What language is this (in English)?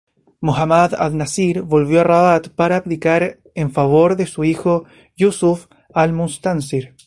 Spanish